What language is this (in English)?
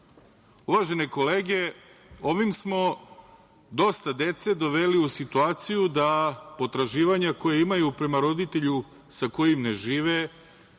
Serbian